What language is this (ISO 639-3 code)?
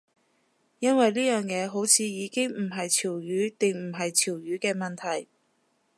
yue